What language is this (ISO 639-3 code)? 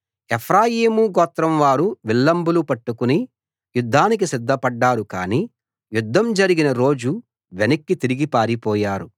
tel